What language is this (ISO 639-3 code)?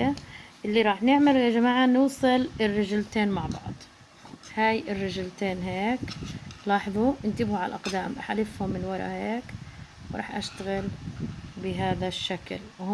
ara